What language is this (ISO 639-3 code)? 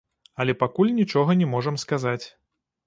bel